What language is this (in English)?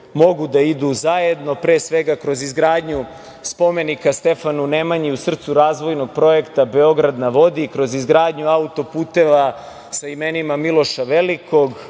Serbian